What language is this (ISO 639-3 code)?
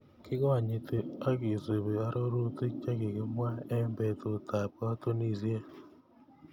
kln